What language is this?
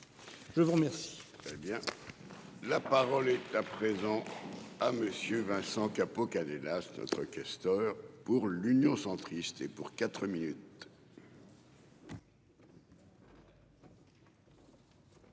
French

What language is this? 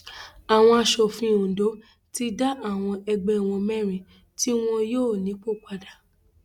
Yoruba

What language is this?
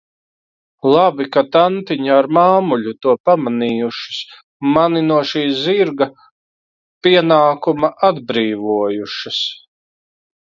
Latvian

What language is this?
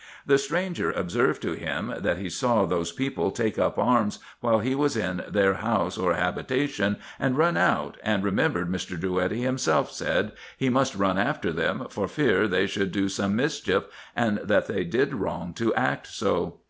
English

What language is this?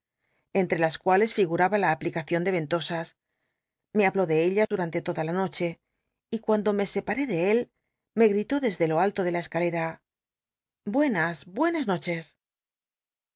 Spanish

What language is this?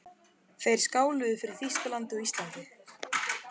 Icelandic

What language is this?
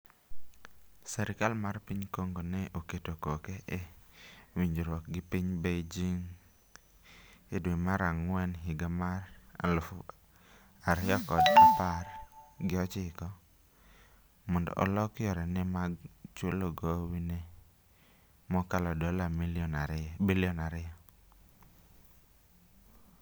Luo (Kenya and Tanzania)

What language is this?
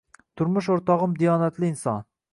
Uzbek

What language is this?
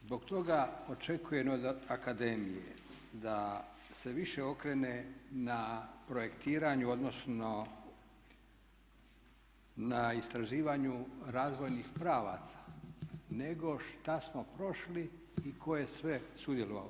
Croatian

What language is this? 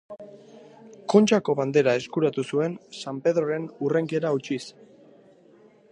Basque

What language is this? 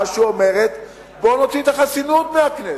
Hebrew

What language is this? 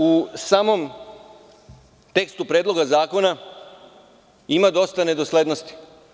Serbian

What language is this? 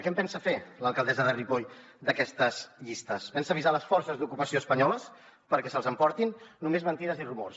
Catalan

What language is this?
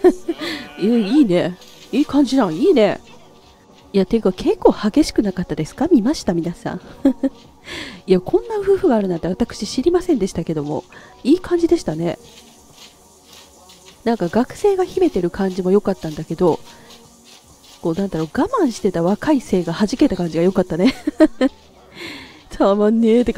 Japanese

